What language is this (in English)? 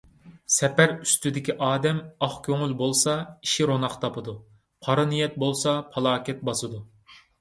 Uyghur